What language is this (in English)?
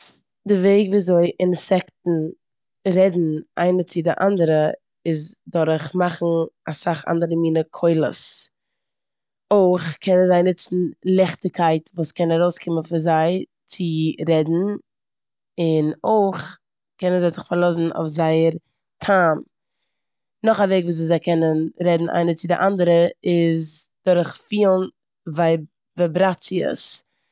Yiddish